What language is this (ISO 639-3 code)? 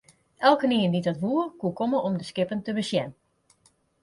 fry